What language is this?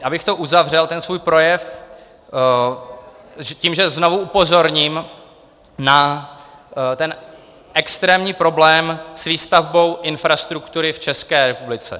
Czech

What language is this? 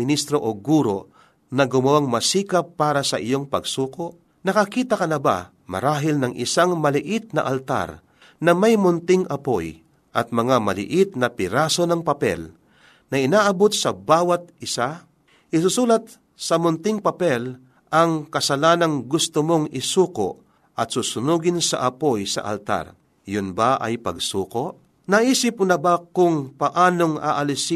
Filipino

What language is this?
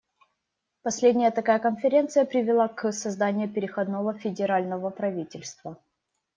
Russian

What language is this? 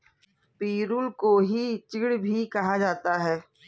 Hindi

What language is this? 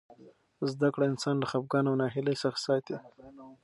Pashto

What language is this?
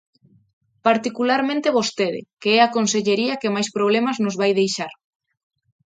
Galician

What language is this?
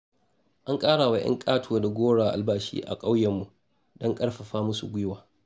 Hausa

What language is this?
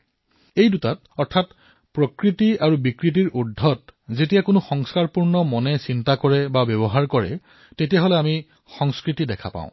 Assamese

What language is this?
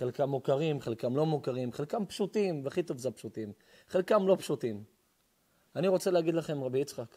Hebrew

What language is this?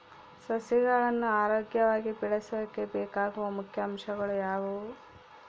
Kannada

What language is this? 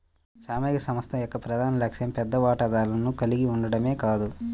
Telugu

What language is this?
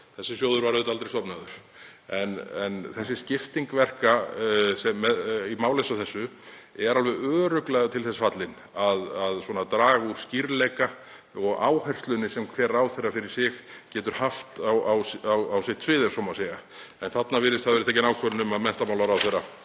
Icelandic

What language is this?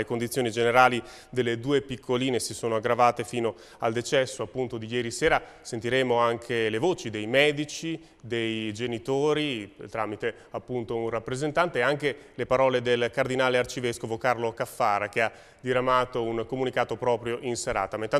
Italian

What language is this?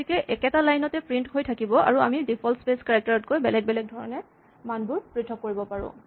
Assamese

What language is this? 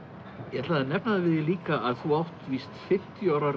Icelandic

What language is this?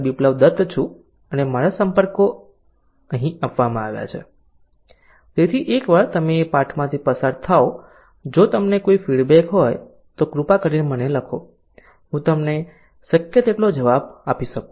Gujarati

